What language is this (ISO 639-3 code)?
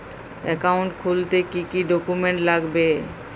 ben